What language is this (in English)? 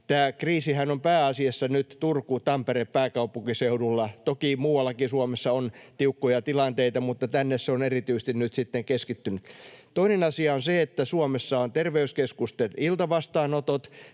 Finnish